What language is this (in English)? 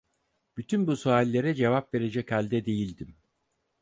Turkish